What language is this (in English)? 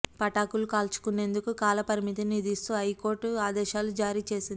Telugu